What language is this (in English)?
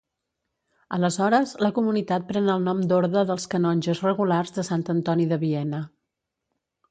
Catalan